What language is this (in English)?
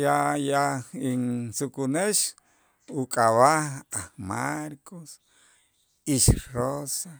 Itzá